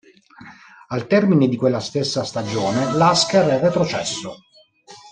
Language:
Italian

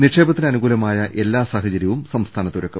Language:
Malayalam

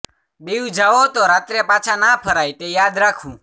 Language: Gujarati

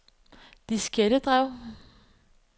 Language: Danish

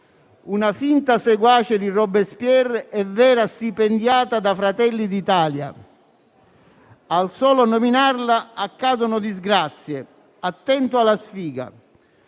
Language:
Italian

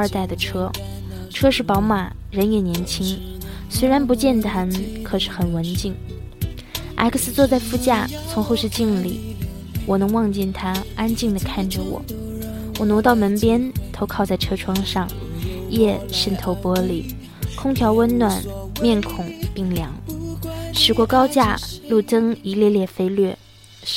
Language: Chinese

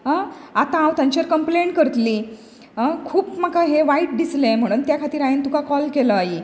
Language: Konkani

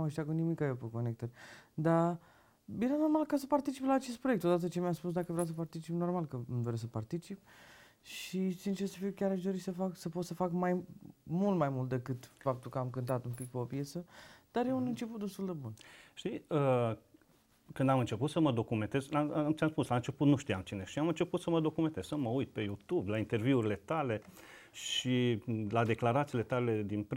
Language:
Romanian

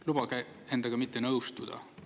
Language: Estonian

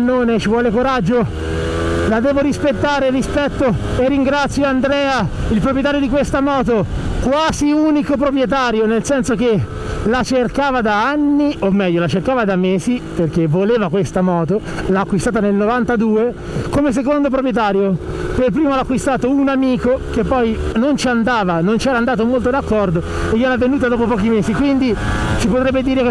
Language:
Italian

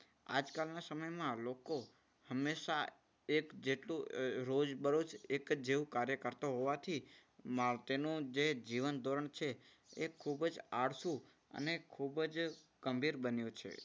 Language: Gujarati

